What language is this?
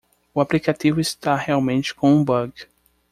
Portuguese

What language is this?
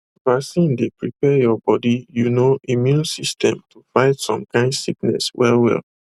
Nigerian Pidgin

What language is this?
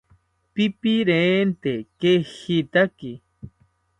South Ucayali Ashéninka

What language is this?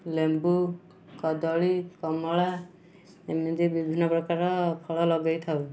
Odia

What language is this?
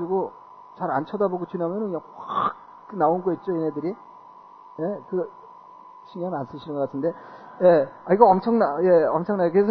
Korean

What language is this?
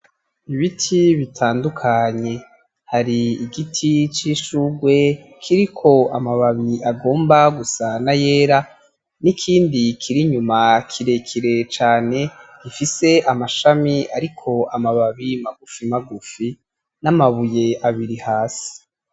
Rundi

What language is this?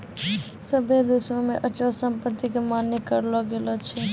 Maithili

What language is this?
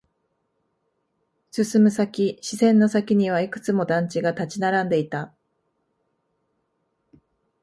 Japanese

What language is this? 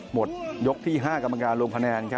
Thai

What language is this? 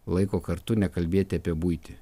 Lithuanian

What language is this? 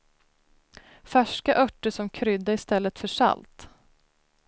Swedish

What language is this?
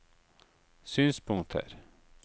Norwegian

